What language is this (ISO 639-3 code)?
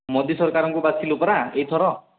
ori